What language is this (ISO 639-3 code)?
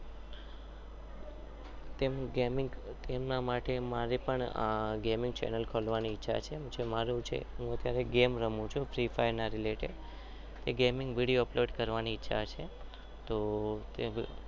guj